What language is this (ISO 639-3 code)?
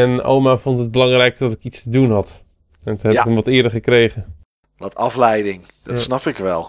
nld